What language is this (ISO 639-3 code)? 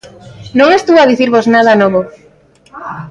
glg